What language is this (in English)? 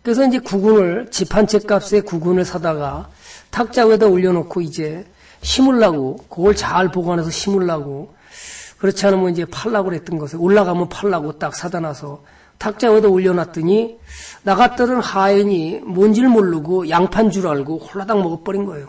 Korean